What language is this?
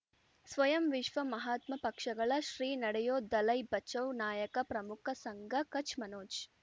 Kannada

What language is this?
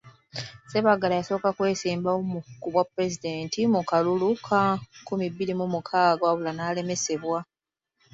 Ganda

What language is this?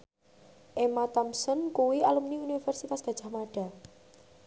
Javanese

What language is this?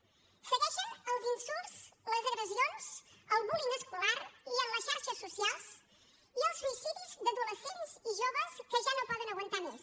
Catalan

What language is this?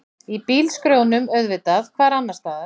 Icelandic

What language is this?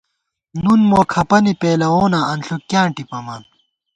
Gawar-Bati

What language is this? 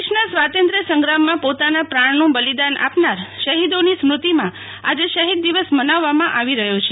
Gujarati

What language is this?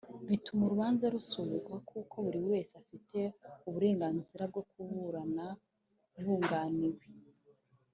Kinyarwanda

